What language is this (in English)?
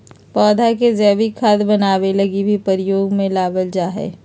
Magahi